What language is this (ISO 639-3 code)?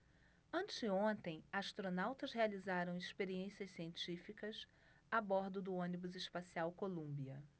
por